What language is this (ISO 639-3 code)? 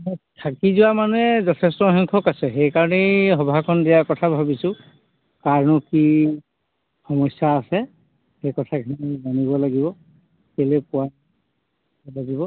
asm